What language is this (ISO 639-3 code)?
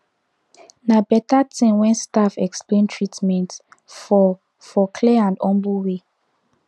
pcm